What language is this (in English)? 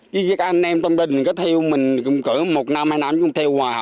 Vietnamese